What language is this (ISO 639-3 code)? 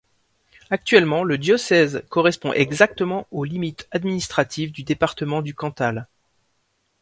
fra